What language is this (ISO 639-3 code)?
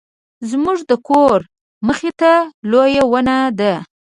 pus